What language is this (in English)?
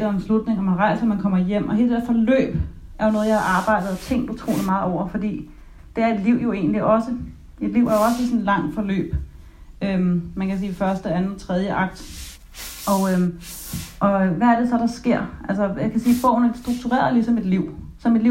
Danish